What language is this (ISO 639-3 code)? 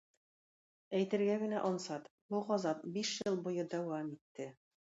tat